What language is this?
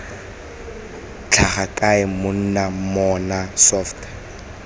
Tswana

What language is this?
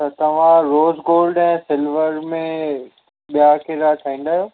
Sindhi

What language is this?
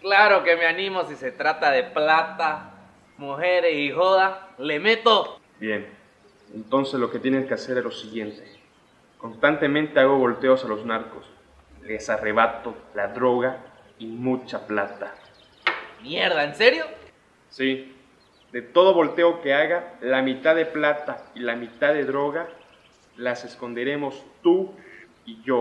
Spanish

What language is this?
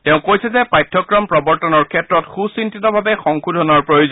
Assamese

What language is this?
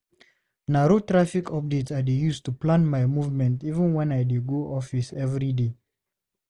Nigerian Pidgin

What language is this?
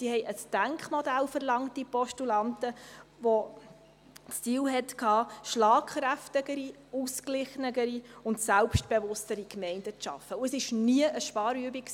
Swiss German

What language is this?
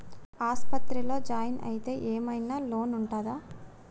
Telugu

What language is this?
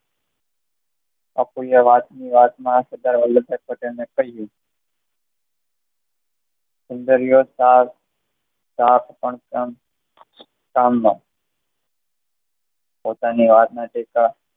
Gujarati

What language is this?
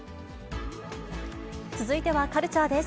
Japanese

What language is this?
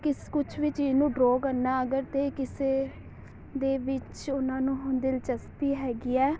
Punjabi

